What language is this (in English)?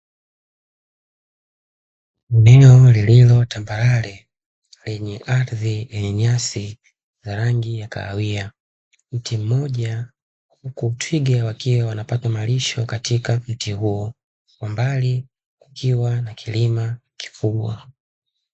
Swahili